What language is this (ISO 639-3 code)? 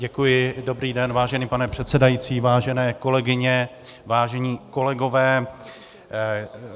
ces